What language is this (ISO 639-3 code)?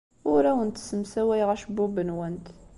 kab